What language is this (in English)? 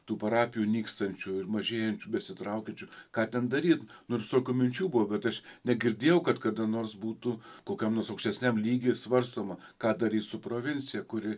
Lithuanian